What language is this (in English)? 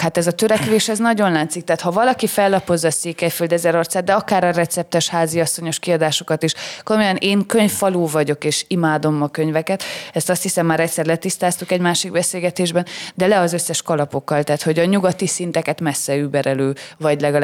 Hungarian